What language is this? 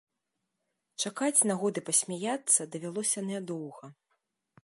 Belarusian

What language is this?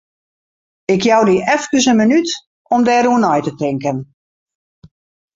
Western Frisian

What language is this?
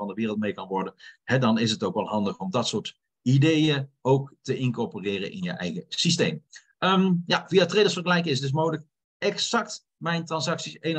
Dutch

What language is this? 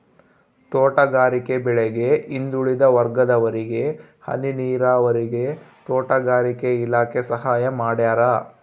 Kannada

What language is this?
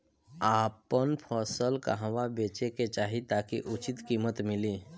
Bhojpuri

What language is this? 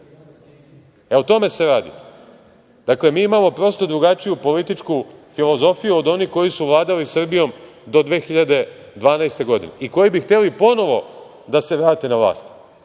Serbian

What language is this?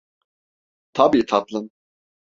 Turkish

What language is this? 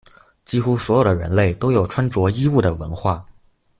Chinese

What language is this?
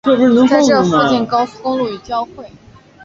Chinese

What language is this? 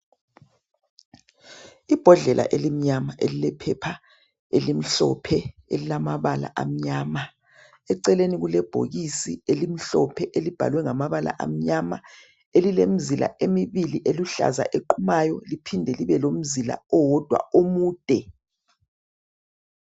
North Ndebele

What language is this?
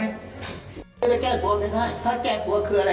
Thai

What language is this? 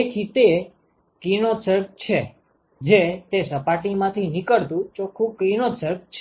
Gujarati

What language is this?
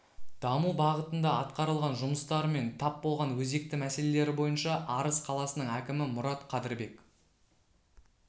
Kazakh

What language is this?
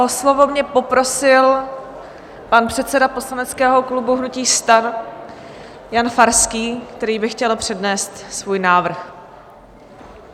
Czech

